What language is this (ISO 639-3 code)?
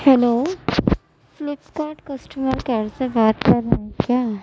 urd